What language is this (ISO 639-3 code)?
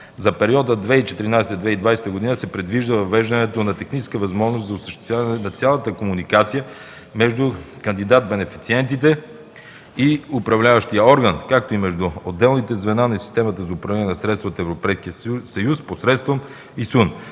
bul